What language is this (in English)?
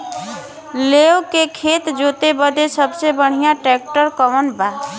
Bhojpuri